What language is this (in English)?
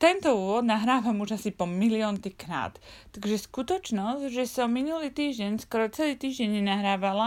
Slovak